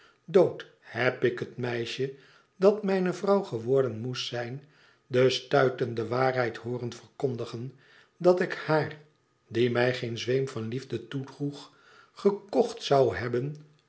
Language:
Dutch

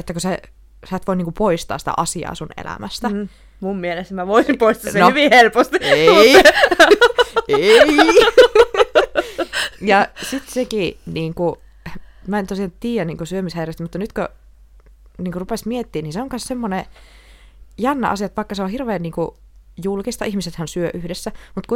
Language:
Finnish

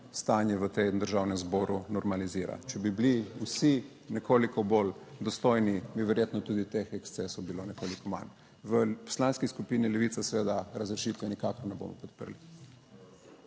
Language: Slovenian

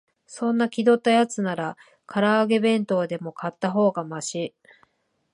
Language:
Japanese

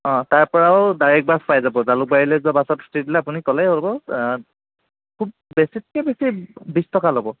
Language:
Assamese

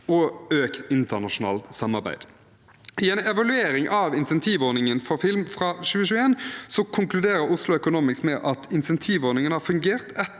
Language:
Norwegian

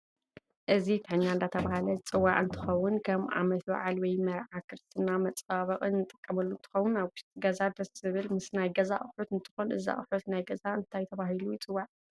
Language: Tigrinya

